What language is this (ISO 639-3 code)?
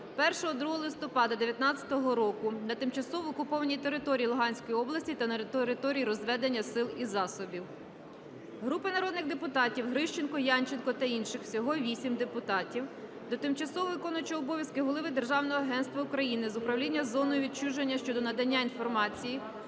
ukr